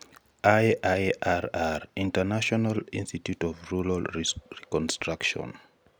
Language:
Luo (Kenya and Tanzania)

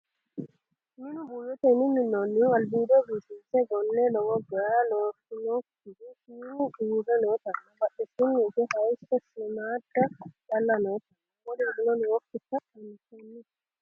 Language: Sidamo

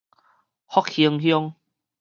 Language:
Min Nan Chinese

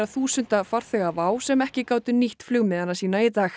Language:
Icelandic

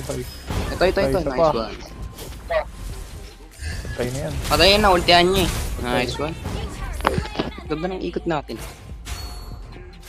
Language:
Indonesian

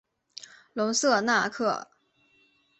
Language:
Chinese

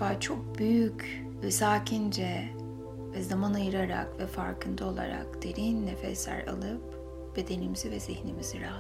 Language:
Turkish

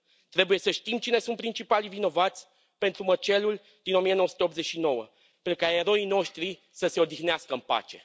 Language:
Romanian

